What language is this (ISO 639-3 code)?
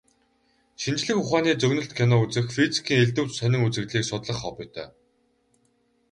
mon